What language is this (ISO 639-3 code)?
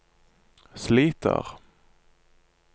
nor